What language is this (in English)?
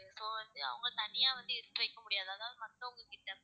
Tamil